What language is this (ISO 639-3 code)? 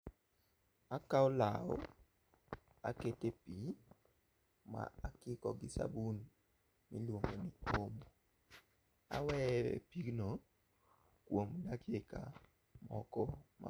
luo